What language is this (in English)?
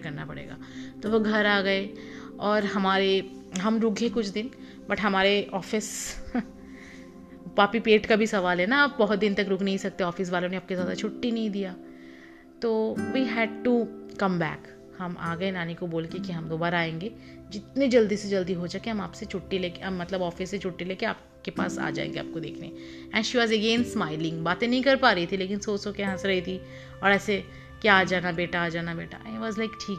Hindi